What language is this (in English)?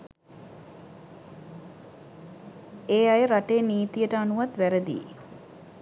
Sinhala